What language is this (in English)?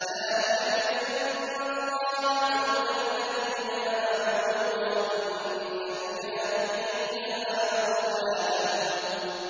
Arabic